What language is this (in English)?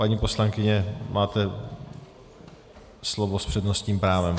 Czech